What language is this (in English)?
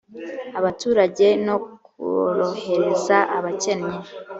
Kinyarwanda